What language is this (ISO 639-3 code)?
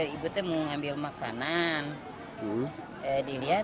ind